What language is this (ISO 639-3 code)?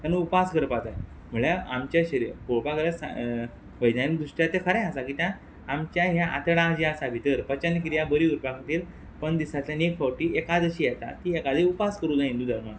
kok